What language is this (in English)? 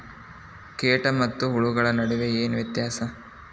Kannada